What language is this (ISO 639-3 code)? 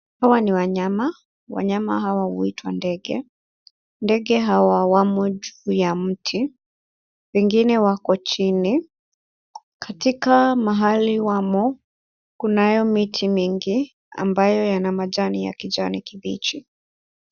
swa